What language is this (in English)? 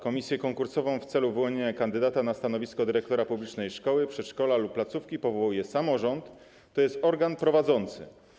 Polish